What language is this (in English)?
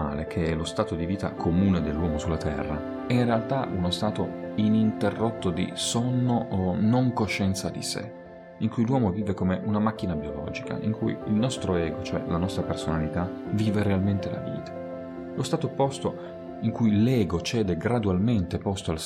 Italian